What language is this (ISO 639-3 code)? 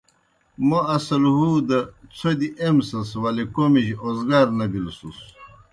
plk